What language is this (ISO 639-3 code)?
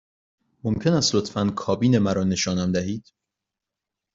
fas